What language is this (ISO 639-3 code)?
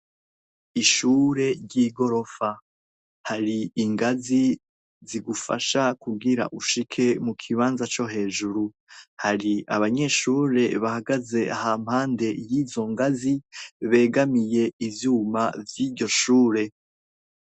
run